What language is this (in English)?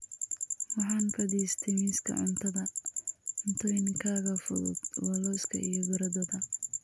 Somali